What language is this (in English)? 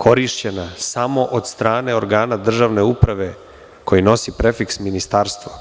Serbian